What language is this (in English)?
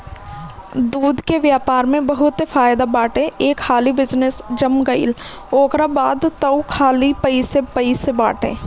Bhojpuri